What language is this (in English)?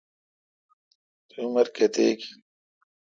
Kalkoti